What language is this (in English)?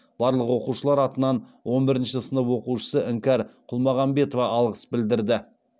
Kazakh